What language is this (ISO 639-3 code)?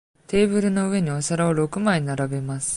jpn